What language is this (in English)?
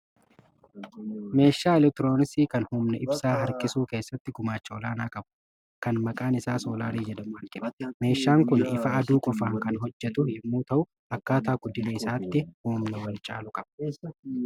Oromo